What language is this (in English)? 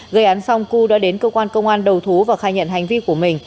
Vietnamese